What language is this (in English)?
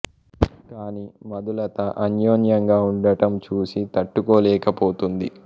Telugu